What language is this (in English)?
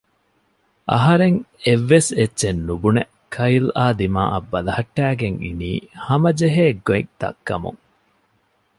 Divehi